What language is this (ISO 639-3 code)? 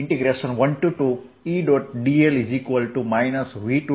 guj